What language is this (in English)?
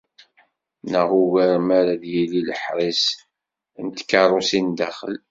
Kabyle